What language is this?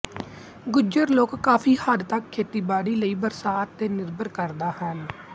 Punjabi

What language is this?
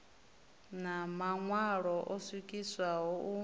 Venda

